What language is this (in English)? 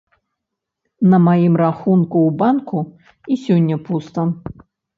Belarusian